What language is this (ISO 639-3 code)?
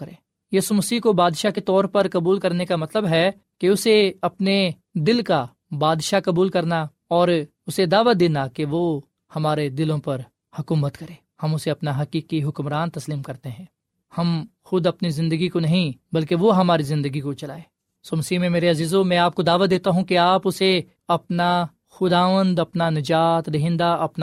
urd